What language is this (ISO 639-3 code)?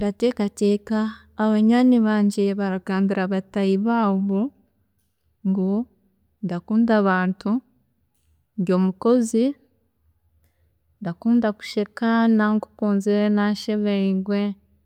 cgg